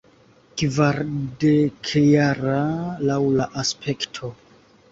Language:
Esperanto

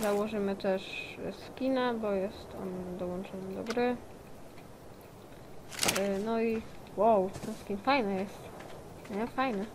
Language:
Polish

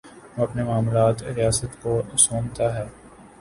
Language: Urdu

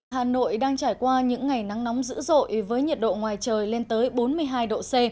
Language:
Vietnamese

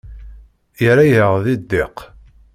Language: Kabyle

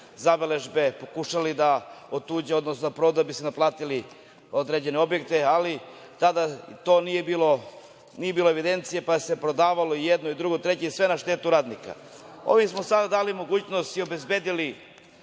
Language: Serbian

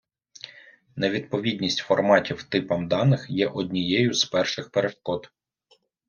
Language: Ukrainian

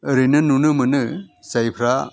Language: Bodo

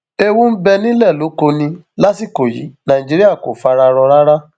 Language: Yoruba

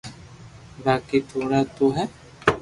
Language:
Loarki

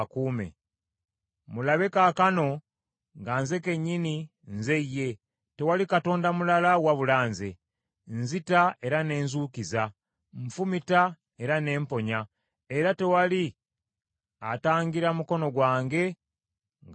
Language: Ganda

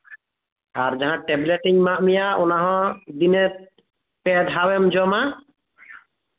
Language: Santali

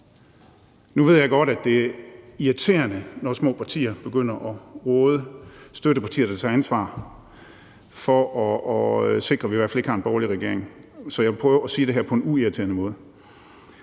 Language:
Danish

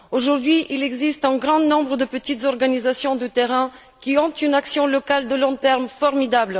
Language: French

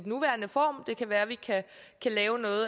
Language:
Danish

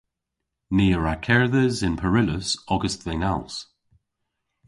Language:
Cornish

